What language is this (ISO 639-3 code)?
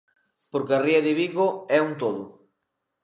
glg